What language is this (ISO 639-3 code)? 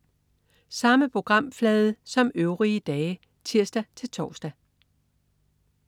dan